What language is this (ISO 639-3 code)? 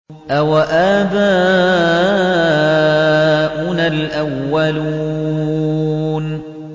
ara